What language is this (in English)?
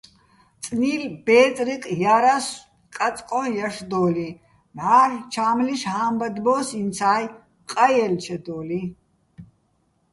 Bats